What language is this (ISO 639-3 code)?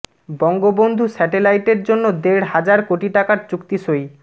ben